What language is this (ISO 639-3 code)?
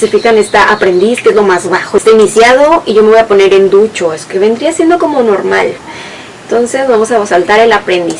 spa